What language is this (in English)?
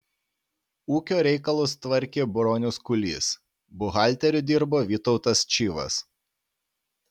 Lithuanian